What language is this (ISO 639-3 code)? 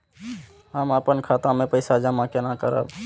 mai